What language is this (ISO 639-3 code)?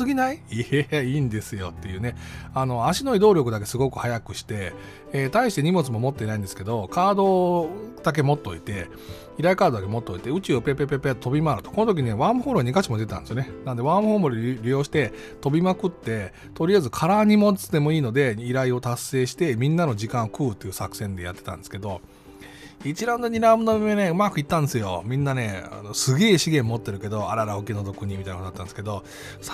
jpn